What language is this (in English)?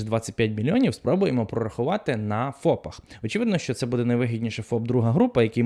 Ukrainian